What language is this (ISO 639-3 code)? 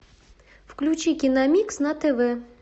rus